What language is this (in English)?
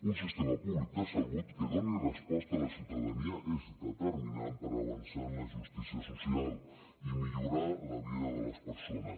Catalan